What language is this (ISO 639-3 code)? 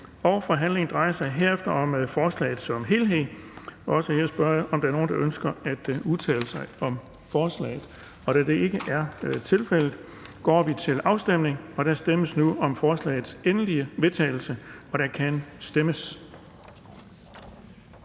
dan